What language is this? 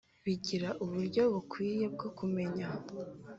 Kinyarwanda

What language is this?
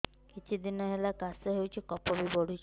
Odia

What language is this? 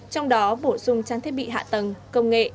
Vietnamese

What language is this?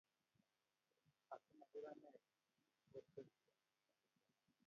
Kalenjin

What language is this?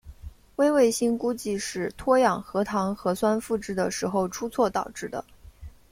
Chinese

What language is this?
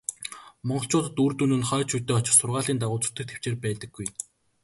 Mongolian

